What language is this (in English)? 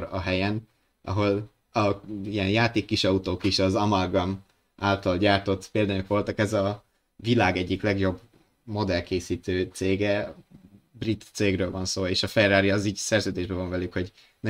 Hungarian